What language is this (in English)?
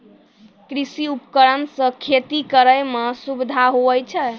Maithili